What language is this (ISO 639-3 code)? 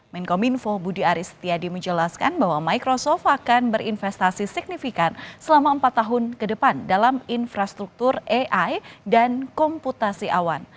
ind